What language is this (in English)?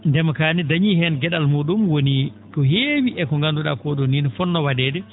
Fula